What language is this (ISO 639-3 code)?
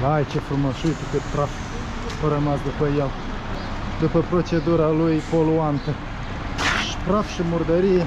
ron